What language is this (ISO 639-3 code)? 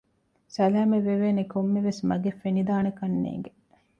div